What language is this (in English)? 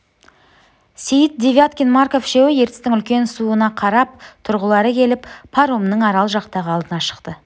Kazakh